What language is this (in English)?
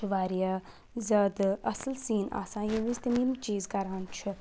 Kashmiri